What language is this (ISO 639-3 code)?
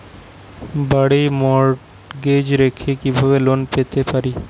ben